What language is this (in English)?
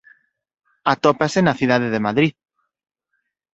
Galician